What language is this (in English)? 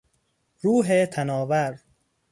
Persian